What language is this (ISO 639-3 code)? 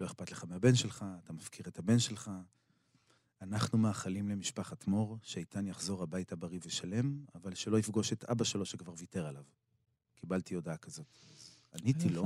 heb